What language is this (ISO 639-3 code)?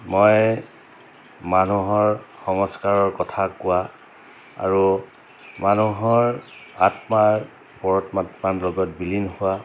asm